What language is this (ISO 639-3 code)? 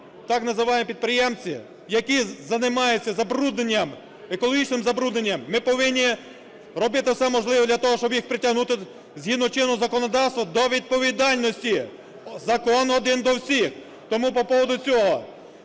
ukr